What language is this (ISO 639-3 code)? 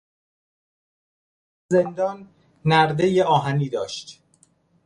fas